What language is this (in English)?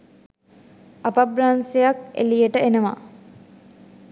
Sinhala